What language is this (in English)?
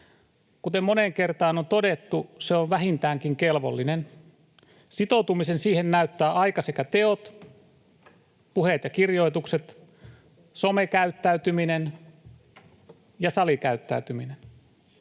Finnish